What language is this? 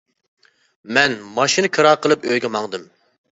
Uyghur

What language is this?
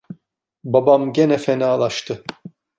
Turkish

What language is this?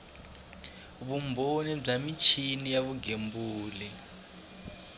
Tsonga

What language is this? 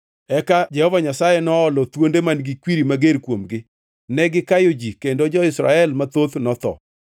Luo (Kenya and Tanzania)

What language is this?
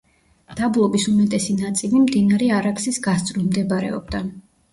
Georgian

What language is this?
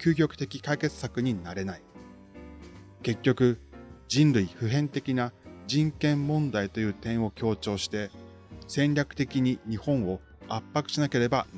Japanese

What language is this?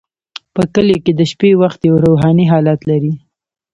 Pashto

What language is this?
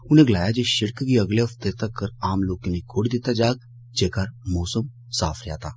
Dogri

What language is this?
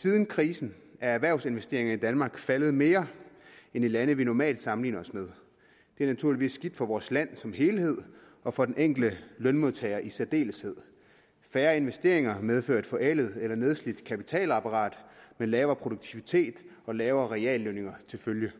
Danish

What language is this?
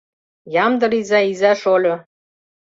Mari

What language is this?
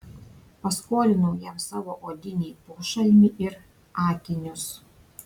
Lithuanian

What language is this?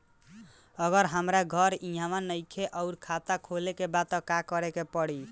Bhojpuri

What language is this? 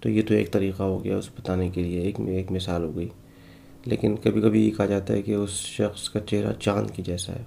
Urdu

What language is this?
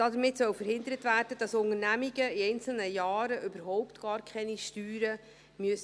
Swiss German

